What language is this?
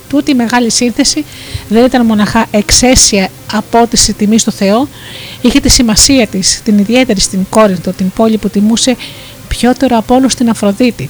Greek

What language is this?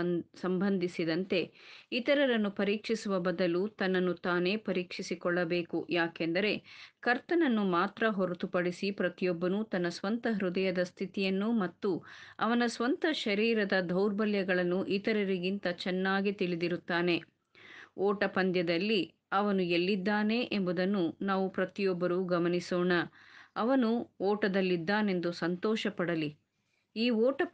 Kannada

